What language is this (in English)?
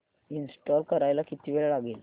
Marathi